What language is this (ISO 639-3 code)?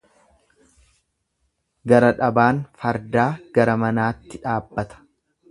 orm